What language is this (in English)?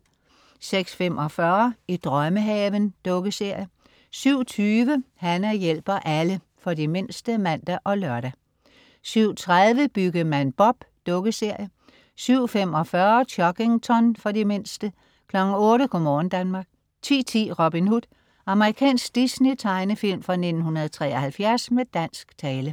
Danish